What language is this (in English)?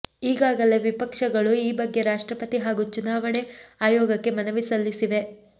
Kannada